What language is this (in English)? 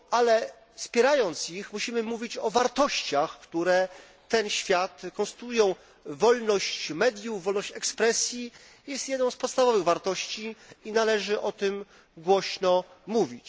Polish